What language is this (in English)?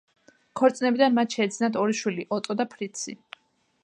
Georgian